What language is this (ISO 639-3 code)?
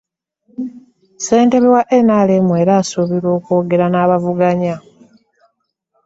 lug